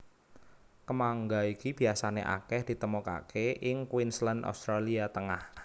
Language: Javanese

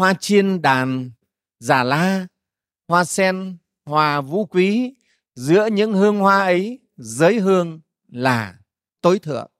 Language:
Vietnamese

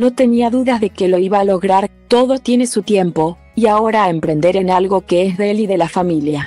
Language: Spanish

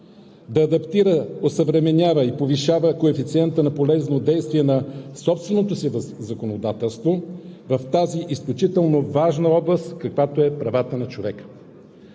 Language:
Bulgarian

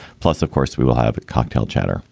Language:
English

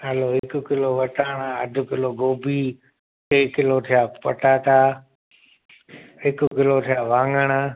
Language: Sindhi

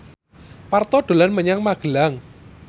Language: Javanese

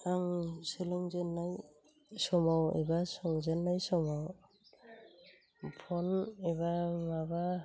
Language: Bodo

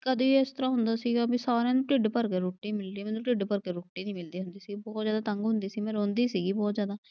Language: Punjabi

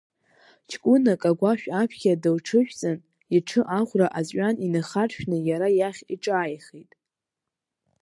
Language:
Abkhazian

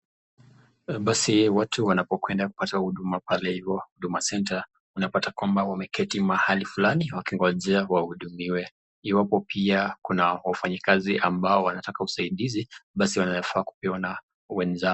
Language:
Swahili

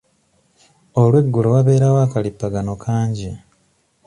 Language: Ganda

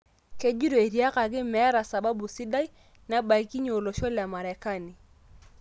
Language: Masai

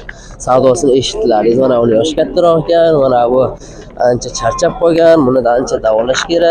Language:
Turkish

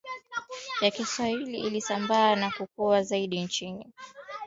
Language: Swahili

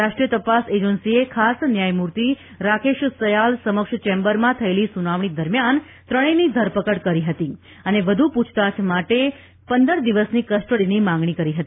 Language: Gujarati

